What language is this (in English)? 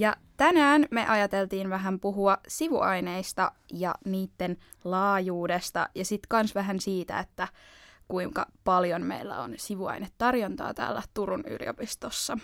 Finnish